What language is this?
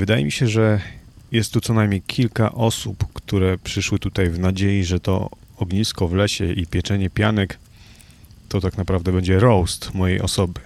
Polish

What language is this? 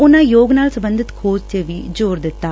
Punjabi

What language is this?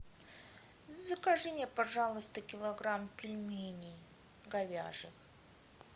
Russian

